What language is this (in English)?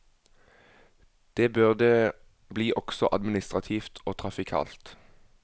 Norwegian